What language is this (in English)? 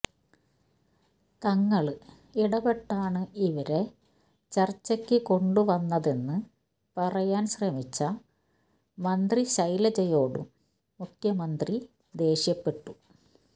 Malayalam